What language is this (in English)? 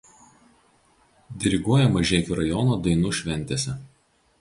Lithuanian